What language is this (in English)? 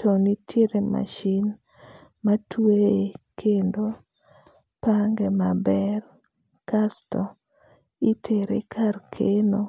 Luo (Kenya and Tanzania)